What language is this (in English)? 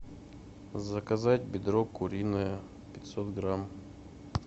Russian